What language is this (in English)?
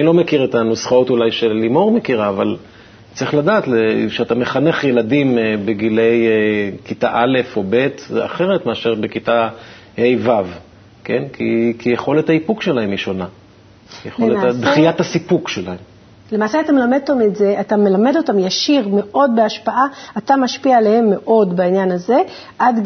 Hebrew